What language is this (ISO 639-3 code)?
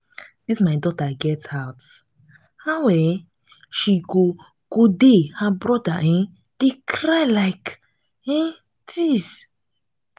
pcm